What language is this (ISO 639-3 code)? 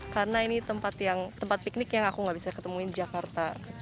ind